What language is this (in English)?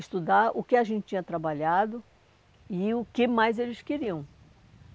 Portuguese